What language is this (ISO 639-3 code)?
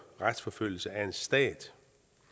dan